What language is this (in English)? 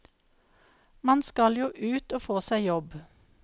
Norwegian